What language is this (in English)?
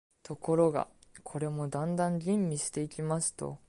Japanese